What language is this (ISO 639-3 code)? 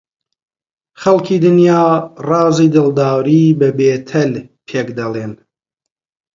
ckb